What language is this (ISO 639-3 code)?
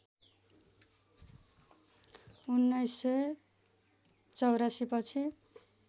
nep